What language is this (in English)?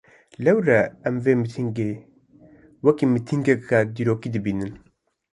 Kurdish